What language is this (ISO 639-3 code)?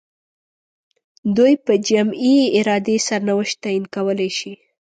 pus